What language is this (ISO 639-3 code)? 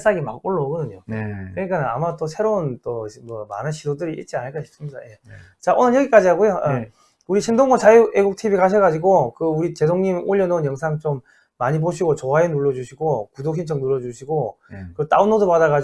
kor